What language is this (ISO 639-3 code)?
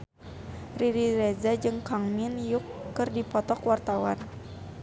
sun